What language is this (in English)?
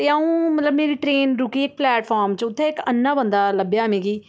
Dogri